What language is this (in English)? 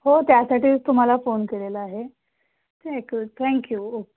Marathi